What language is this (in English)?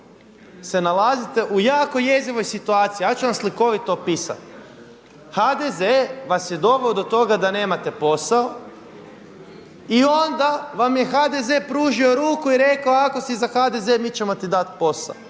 Croatian